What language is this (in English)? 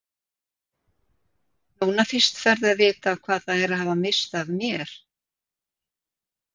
Icelandic